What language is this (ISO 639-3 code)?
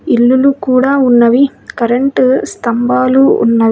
tel